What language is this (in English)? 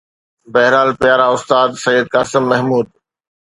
Sindhi